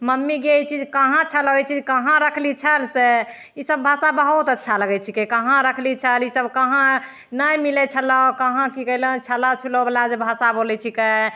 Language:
Maithili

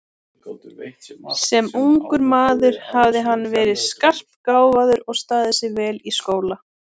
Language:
Icelandic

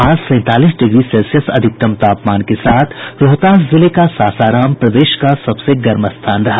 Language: Hindi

